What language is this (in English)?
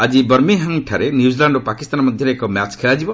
Odia